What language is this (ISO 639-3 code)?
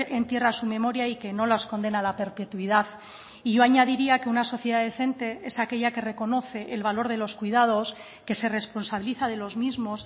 spa